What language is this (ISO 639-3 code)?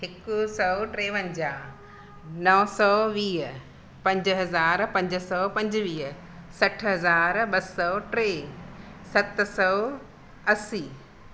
snd